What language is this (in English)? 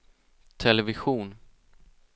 Swedish